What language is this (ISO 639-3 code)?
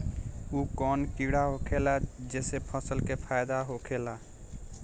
bho